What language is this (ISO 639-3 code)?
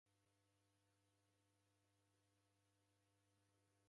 dav